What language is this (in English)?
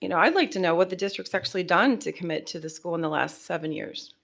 English